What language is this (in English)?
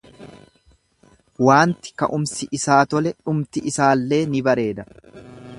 Oromo